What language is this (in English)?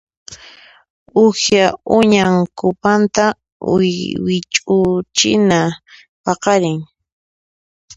Puno Quechua